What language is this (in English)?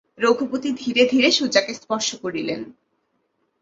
Bangla